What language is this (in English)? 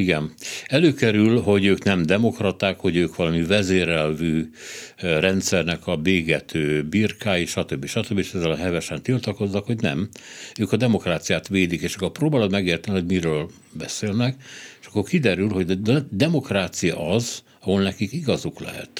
Hungarian